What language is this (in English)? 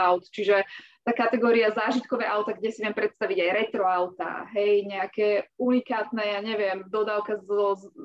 Slovak